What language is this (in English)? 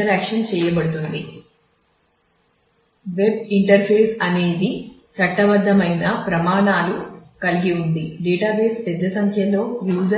Telugu